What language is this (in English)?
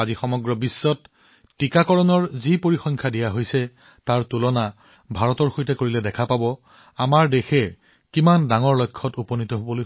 Assamese